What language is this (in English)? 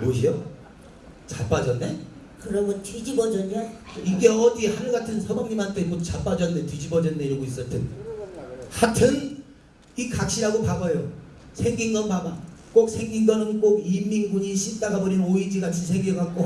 Korean